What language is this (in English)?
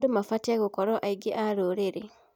Kikuyu